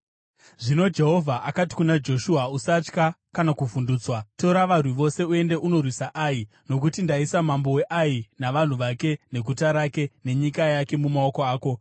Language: Shona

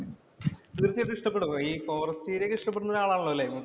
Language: Malayalam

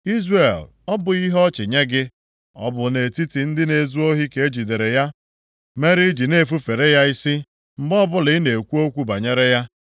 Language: Igbo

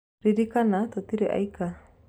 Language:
Kikuyu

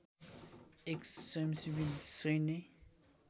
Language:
Nepali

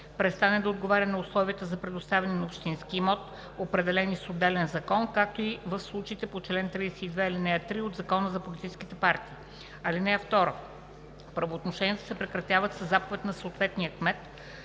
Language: Bulgarian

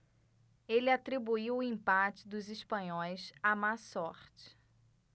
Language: Portuguese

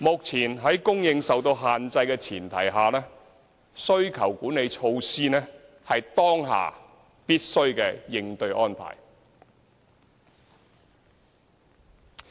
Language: Cantonese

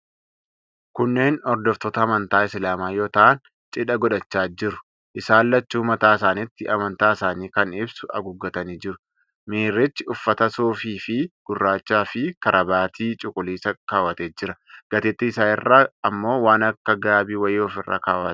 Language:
Oromo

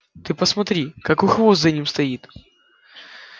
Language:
Russian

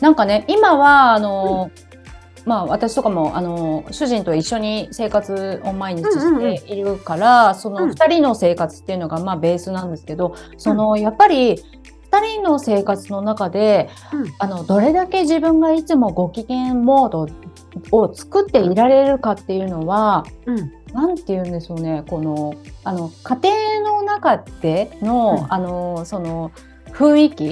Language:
Japanese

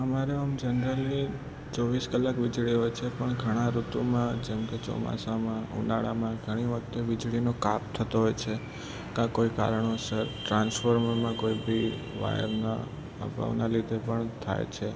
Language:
Gujarati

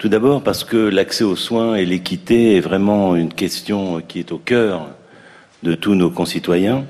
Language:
French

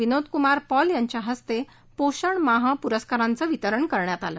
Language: Marathi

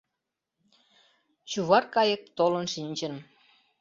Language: Mari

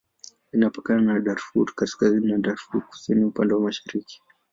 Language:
Swahili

